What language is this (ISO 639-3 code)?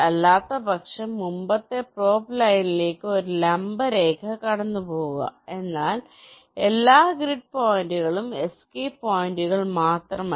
mal